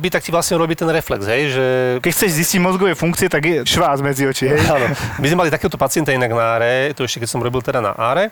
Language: Slovak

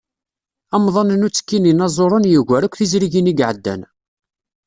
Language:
Kabyle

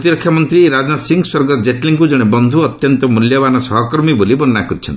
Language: Odia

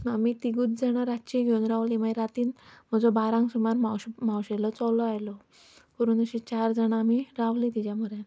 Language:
Konkani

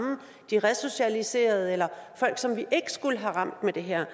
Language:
Danish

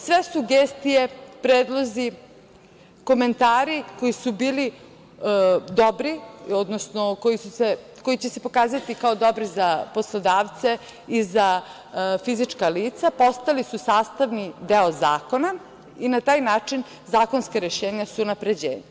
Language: Serbian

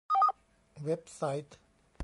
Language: Thai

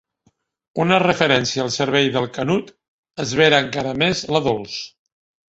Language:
Catalan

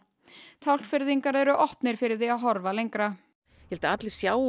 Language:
Icelandic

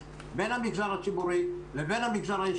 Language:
Hebrew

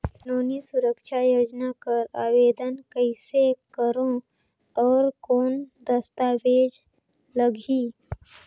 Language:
Chhattisgarhi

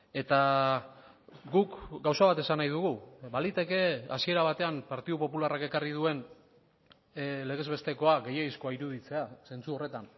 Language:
Basque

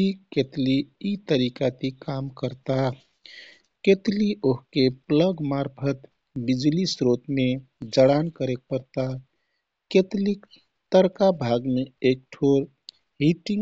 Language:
Kathoriya Tharu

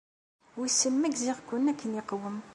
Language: Kabyle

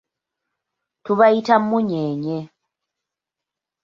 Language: Ganda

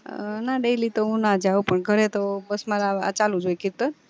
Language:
Gujarati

